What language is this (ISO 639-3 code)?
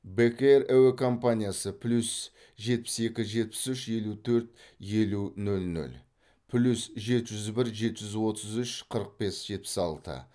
kaz